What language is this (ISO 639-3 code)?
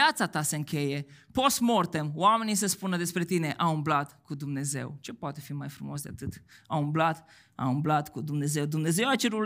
ron